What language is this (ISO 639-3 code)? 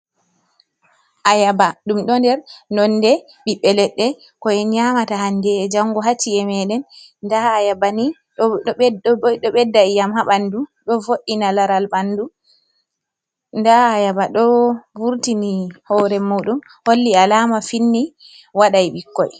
ful